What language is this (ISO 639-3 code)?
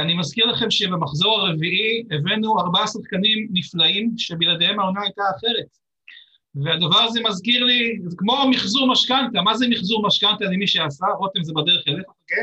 heb